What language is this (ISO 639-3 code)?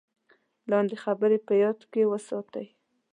pus